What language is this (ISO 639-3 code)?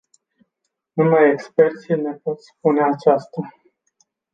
ron